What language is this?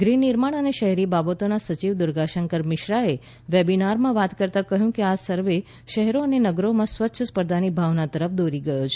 Gujarati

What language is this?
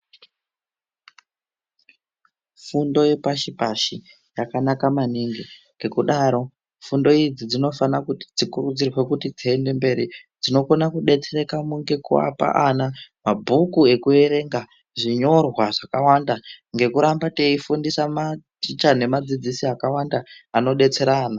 Ndau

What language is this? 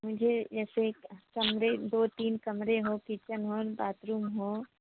Hindi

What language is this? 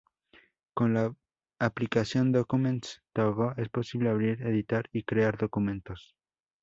Spanish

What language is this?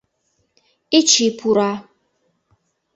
Mari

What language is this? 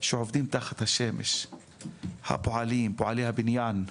Hebrew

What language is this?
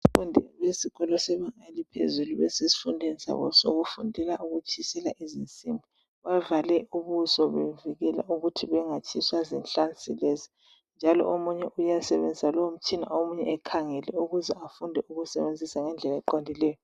North Ndebele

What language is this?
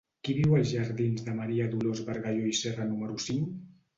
Catalan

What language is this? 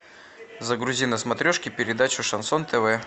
Russian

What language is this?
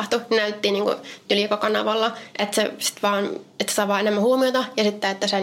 Finnish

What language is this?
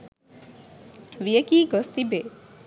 Sinhala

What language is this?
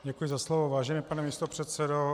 Czech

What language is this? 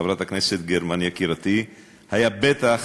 Hebrew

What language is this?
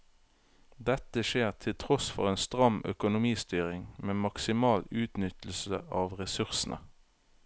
Norwegian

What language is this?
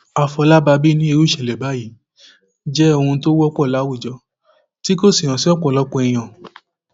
Yoruba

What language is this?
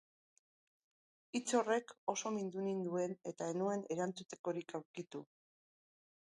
Basque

